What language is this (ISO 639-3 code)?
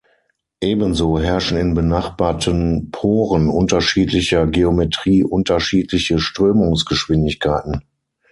deu